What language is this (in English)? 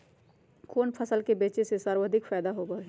Magahi